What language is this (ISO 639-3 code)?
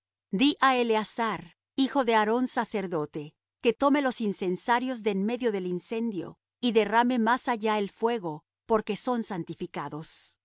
spa